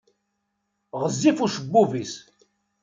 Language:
Kabyle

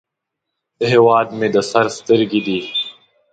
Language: Pashto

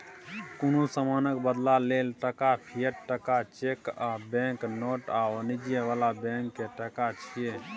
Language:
Maithili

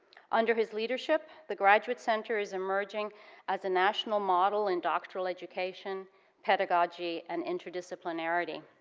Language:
English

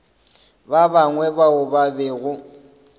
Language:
Northern Sotho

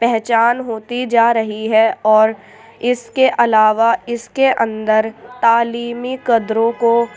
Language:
Urdu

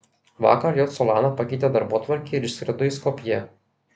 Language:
Lithuanian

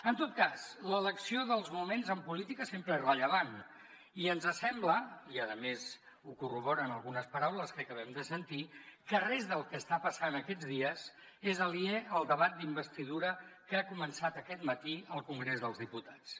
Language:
Catalan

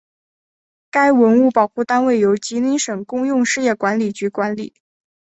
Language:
Chinese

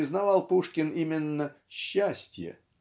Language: Russian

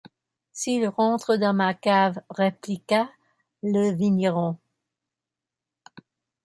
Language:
French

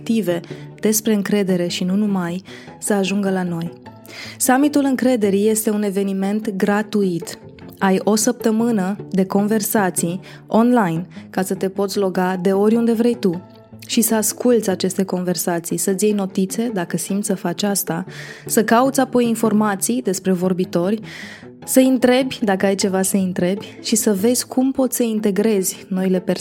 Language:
Romanian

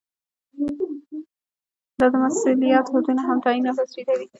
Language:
Pashto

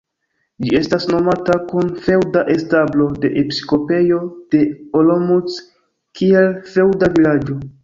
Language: Esperanto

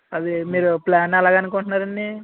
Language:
Telugu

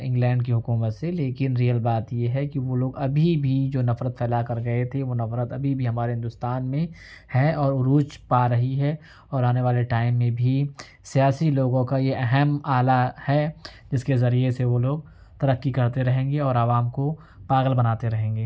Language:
Urdu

